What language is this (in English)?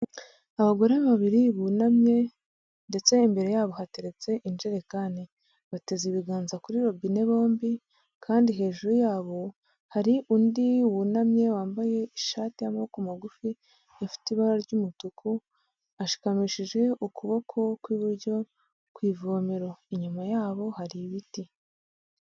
Kinyarwanda